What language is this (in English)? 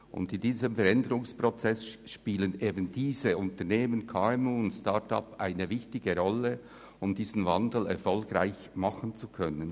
Swiss German